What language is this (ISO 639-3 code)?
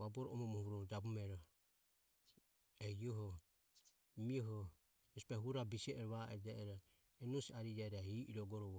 aom